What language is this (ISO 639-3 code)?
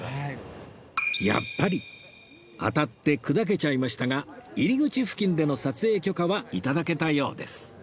jpn